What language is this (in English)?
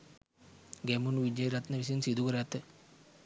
Sinhala